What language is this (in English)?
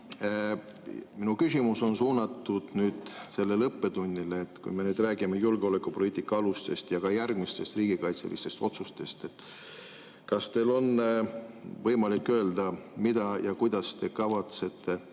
Estonian